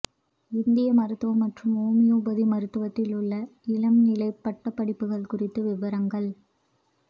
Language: Tamil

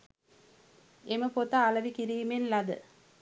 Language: Sinhala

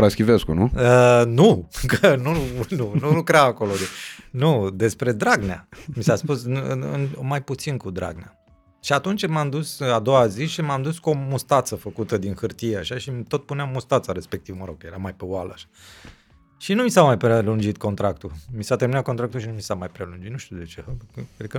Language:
Romanian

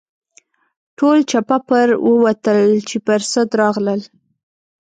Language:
Pashto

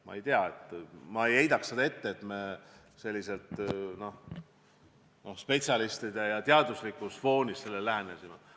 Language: Estonian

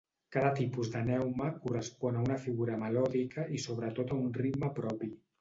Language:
Catalan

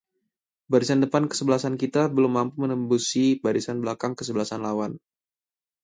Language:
Indonesian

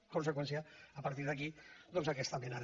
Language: Catalan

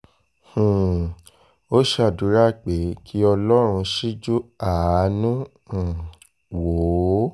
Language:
Yoruba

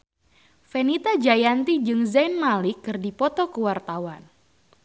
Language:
Sundanese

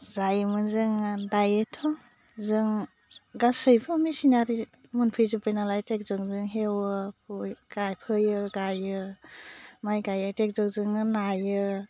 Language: Bodo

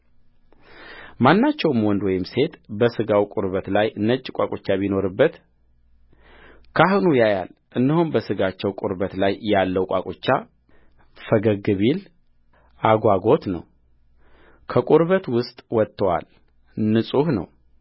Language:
Amharic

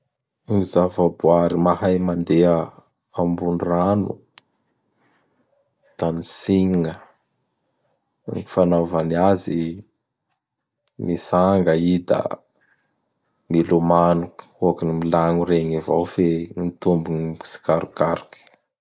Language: Bara Malagasy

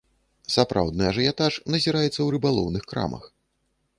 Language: Belarusian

